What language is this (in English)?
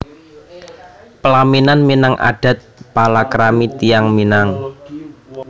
Javanese